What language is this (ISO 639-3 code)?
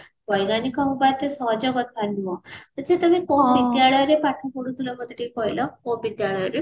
ori